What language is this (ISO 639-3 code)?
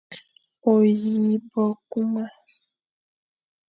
fan